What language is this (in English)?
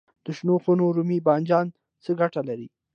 Pashto